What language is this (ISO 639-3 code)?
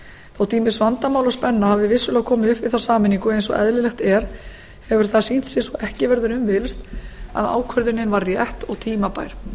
isl